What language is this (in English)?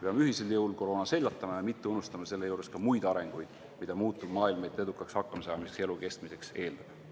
Estonian